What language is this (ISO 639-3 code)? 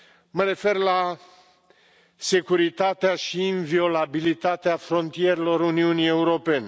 ron